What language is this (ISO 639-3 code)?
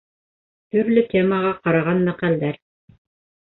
bak